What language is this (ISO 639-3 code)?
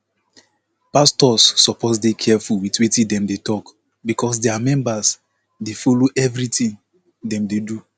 pcm